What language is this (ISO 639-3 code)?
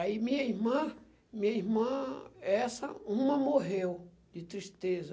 por